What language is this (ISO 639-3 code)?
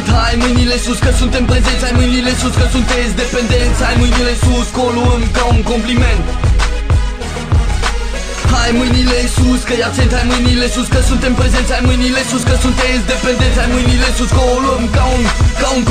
ron